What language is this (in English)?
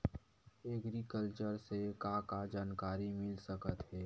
Chhattisgarhi